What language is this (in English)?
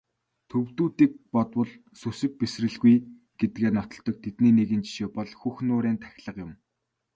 Mongolian